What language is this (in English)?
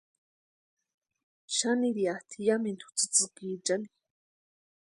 Western Highland Purepecha